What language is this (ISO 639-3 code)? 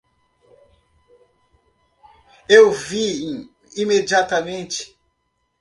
por